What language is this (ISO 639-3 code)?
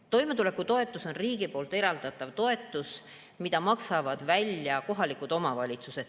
est